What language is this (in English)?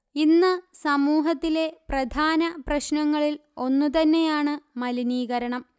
Malayalam